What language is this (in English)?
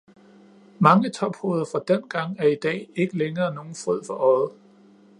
Danish